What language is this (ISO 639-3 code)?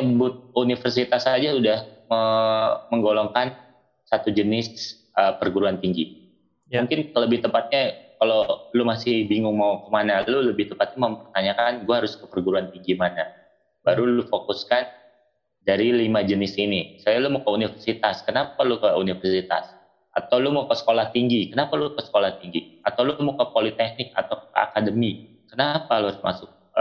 ind